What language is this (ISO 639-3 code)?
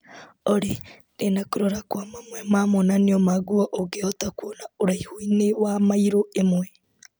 kik